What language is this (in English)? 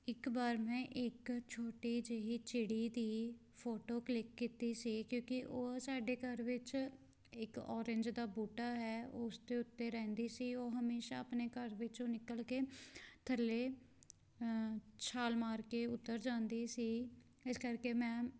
Punjabi